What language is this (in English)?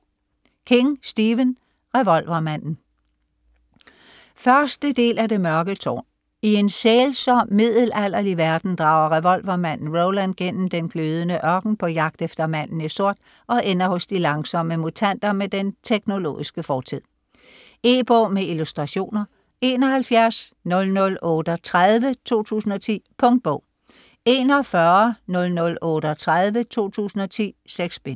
Danish